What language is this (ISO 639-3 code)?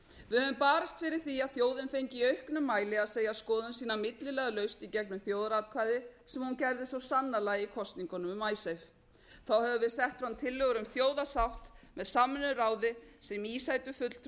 isl